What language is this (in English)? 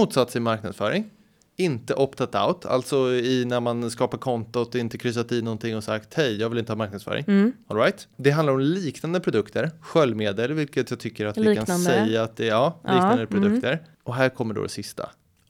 Swedish